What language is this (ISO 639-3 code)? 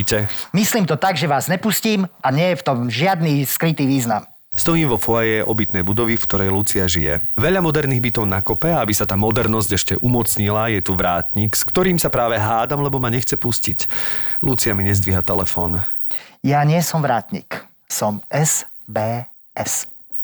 slk